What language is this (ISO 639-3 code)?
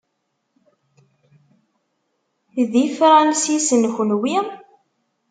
kab